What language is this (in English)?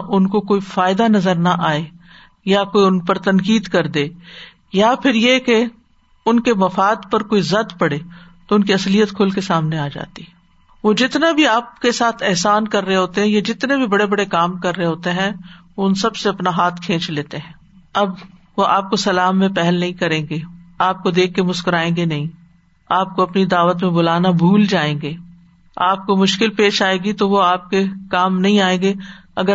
Urdu